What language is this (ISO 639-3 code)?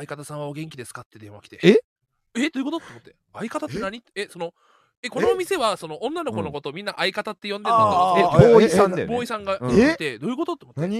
jpn